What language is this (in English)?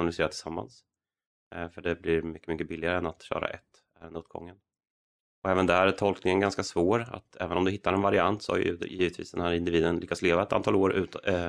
Swedish